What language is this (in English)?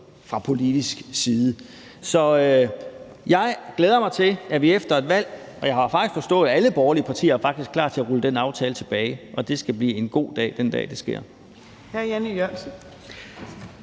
Danish